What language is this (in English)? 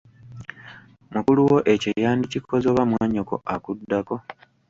Ganda